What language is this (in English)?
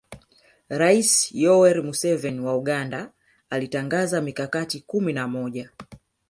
Swahili